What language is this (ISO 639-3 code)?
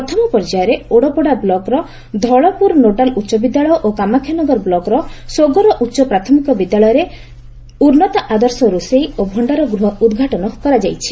ori